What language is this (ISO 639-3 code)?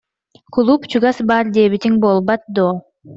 sah